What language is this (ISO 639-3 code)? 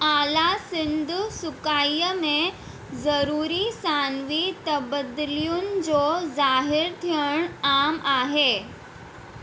snd